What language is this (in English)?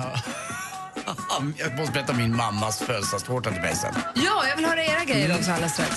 Swedish